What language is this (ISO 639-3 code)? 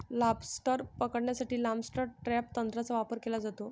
mar